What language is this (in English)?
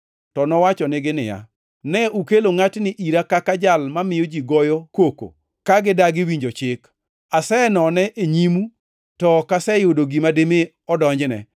Luo (Kenya and Tanzania)